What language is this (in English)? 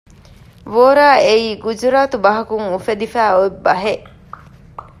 Divehi